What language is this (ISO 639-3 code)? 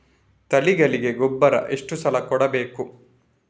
kan